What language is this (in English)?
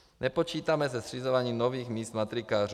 Czech